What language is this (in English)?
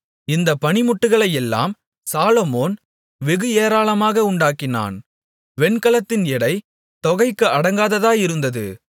Tamil